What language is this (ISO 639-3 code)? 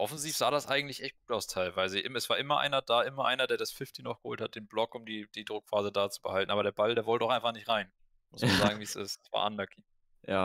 deu